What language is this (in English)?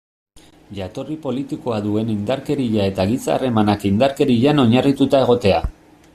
Basque